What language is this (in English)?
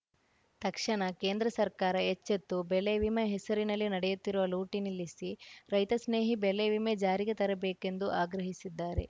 Kannada